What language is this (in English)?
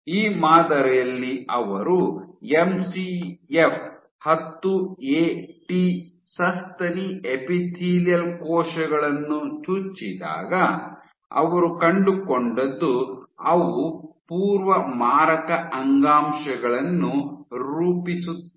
Kannada